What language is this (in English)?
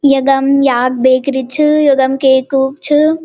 Garhwali